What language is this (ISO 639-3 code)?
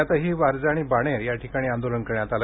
mar